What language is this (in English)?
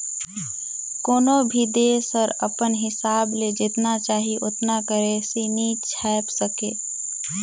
Chhattisgarhi